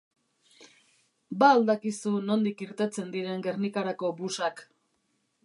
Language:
Basque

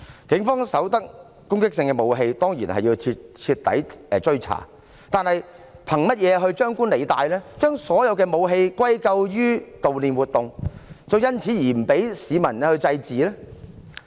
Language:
Cantonese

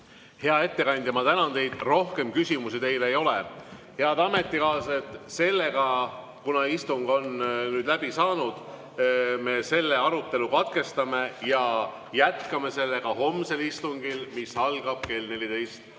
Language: Estonian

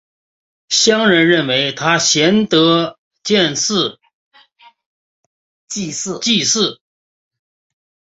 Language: Chinese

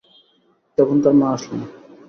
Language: Bangla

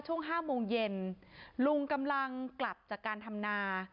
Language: Thai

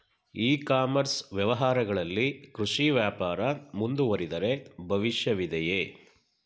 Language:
Kannada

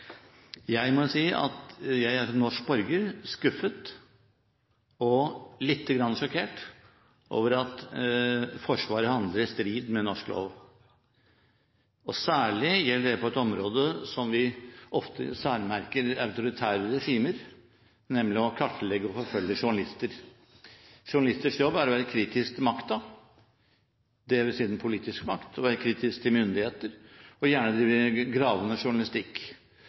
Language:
Norwegian Bokmål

